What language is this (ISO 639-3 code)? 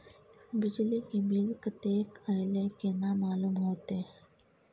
mai